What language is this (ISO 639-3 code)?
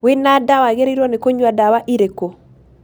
kik